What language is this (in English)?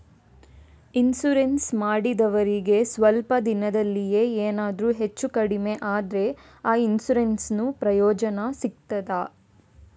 Kannada